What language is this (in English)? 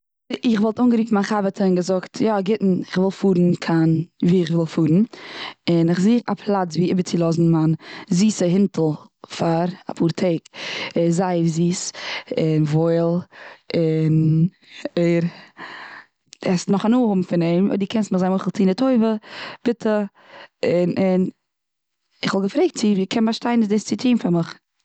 Yiddish